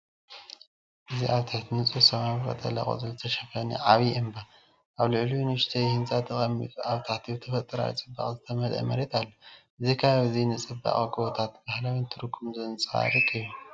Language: Tigrinya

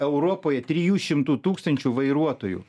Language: Lithuanian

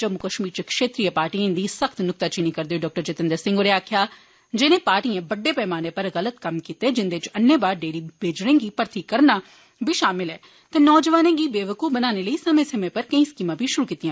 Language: Dogri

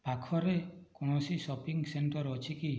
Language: Odia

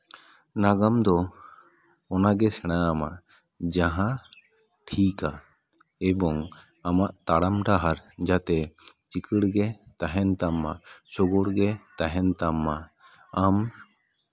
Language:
Santali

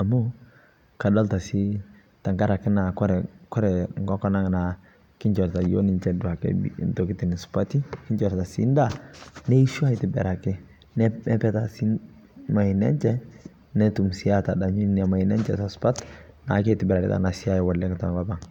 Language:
Masai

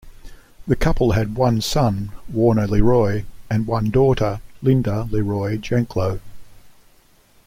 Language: English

